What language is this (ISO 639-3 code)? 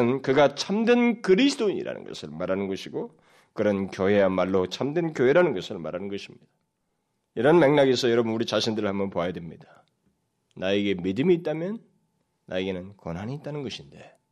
kor